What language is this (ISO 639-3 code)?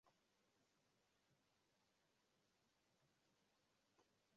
swa